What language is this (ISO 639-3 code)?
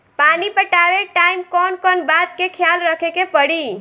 bho